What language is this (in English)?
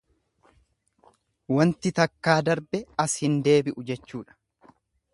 Oromo